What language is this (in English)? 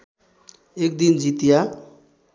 Nepali